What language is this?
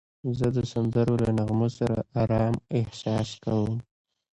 Pashto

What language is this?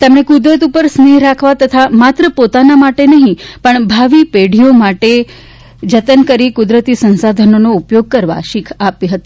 Gujarati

